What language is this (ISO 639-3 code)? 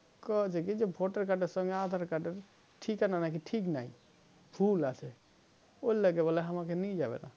ben